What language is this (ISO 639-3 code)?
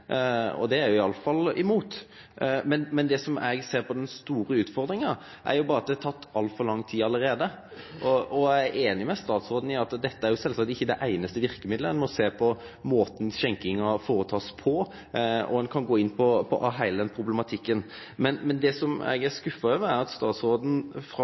nno